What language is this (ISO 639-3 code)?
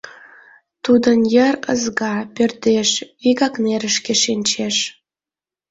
chm